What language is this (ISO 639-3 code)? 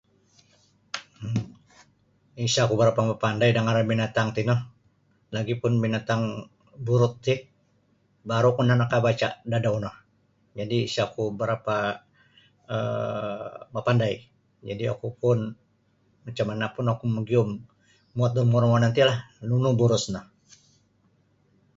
bsy